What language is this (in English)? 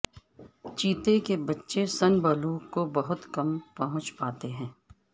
Urdu